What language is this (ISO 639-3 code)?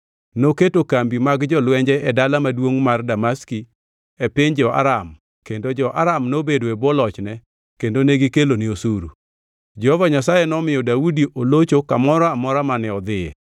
luo